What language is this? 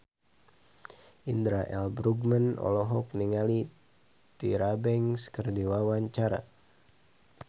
Sundanese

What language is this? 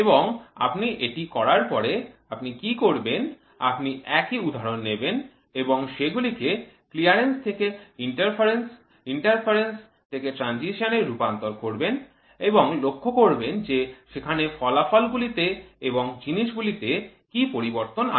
Bangla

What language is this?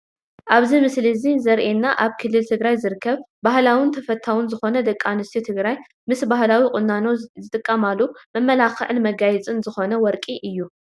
Tigrinya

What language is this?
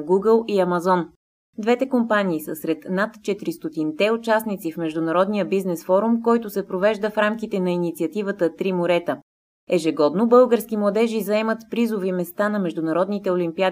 Bulgarian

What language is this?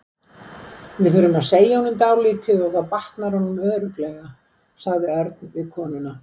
Icelandic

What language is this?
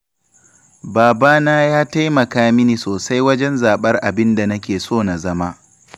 Hausa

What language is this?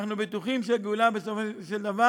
Hebrew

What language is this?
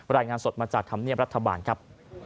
Thai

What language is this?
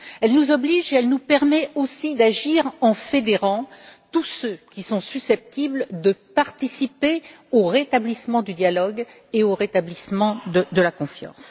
French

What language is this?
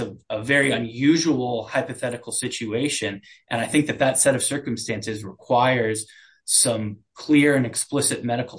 English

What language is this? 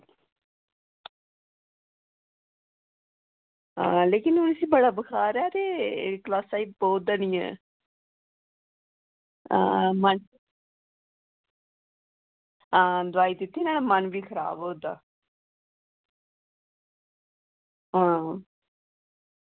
Dogri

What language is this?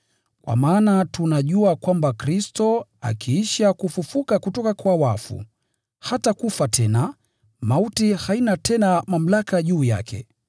Swahili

